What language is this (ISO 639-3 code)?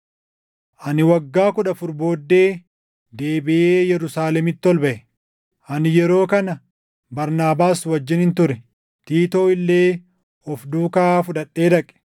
orm